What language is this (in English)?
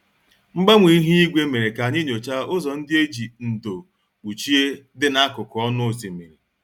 Igbo